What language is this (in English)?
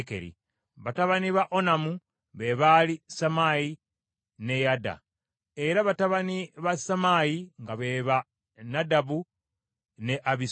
Ganda